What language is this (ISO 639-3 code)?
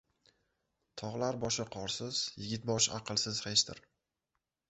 uzb